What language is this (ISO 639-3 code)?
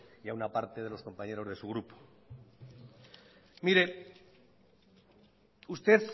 spa